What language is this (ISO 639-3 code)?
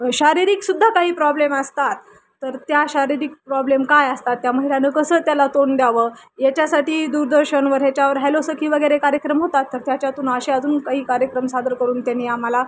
mar